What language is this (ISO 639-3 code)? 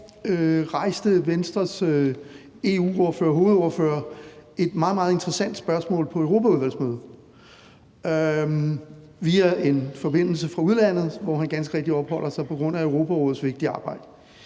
dan